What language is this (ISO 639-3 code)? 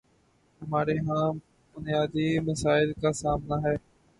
urd